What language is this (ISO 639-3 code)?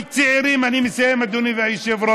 heb